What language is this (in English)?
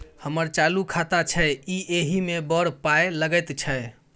Maithili